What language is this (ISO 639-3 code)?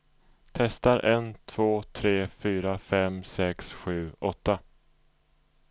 swe